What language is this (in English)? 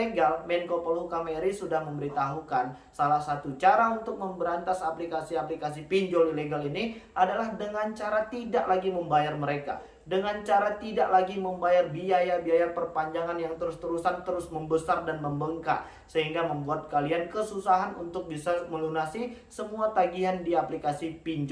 Indonesian